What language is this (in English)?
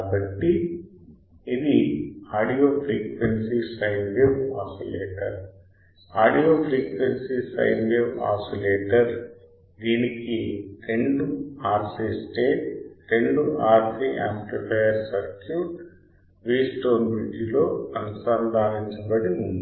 Telugu